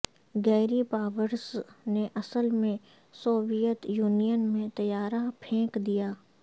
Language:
Urdu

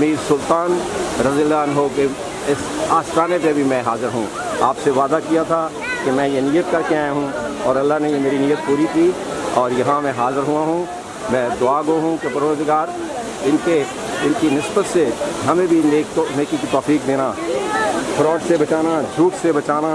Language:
Urdu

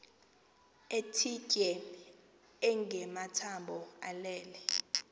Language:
Xhosa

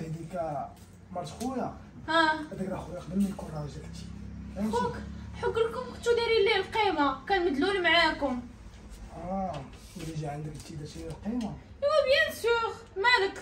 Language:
Arabic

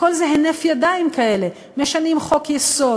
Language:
Hebrew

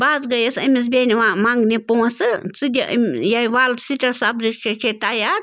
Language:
Kashmiri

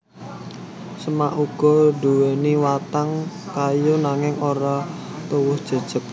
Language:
Javanese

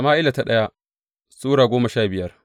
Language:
Hausa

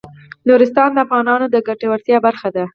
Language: Pashto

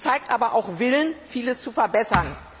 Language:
German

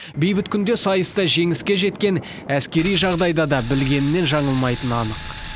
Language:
Kazakh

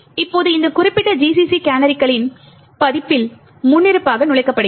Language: Tamil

